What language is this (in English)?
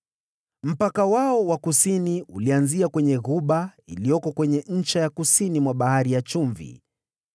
Swahili